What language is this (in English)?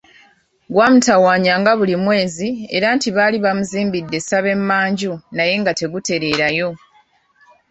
Ganda